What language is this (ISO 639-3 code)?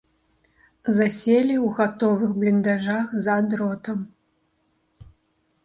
bel